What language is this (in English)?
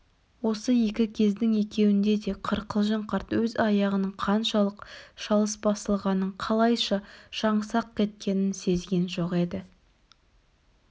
Kazakh